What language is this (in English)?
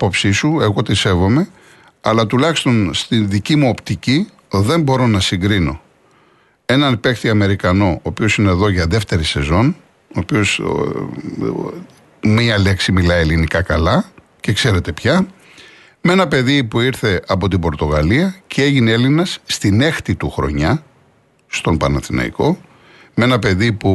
Greek